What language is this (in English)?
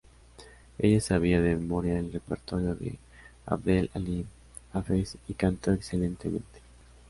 Spanish